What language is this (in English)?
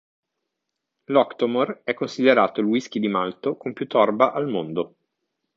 Italian